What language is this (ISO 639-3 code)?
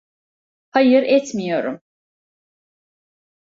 tur